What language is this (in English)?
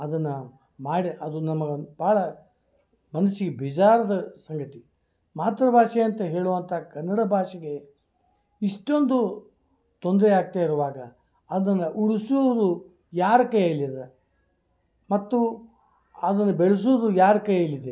Kannada